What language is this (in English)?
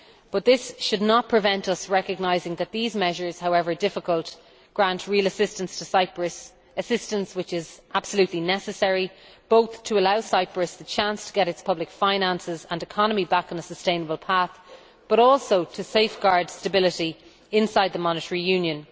English